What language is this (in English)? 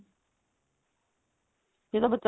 Punjabi